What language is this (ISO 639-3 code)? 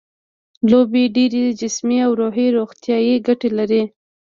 pus